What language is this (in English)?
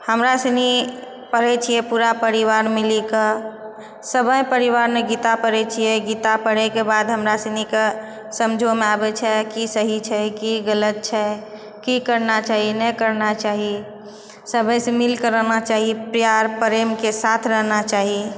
Maithili